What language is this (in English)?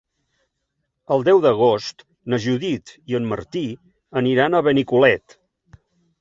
Catalan